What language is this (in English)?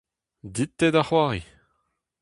Breton